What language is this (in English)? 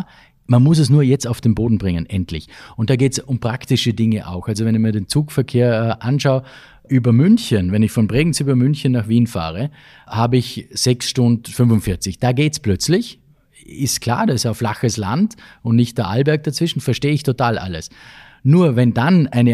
German